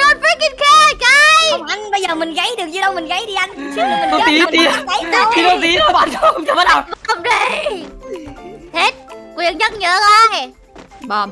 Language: Vietnamese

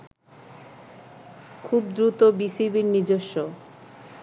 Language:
Bangla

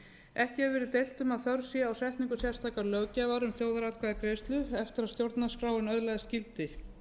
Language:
Icelandic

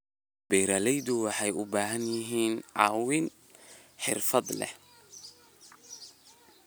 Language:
Somali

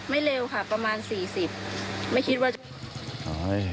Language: Thai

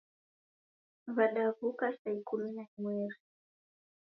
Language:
Taita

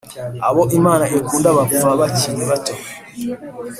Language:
Kinyarwanda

